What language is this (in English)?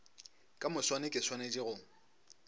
Northern Sotho